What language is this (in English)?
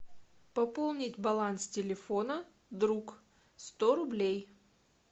Russian